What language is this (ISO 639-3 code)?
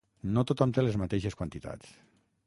cat